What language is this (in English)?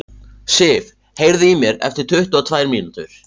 Icelandic